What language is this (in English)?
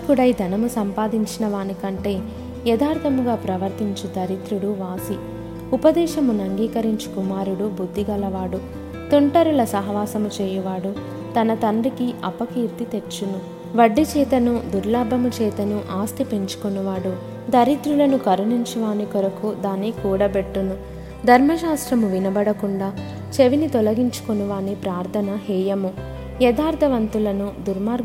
Telugu